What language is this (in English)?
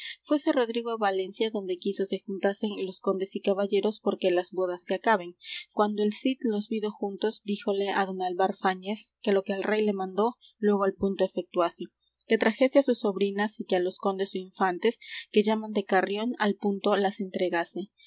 Spanish